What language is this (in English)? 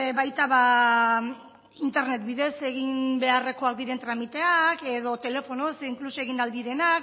Basque